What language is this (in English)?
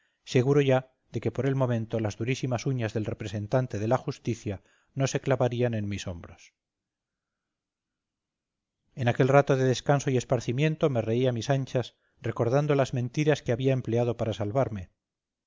Spanish